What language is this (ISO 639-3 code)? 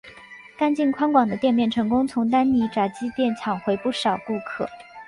zho